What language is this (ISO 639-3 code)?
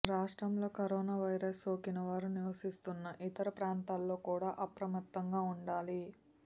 tel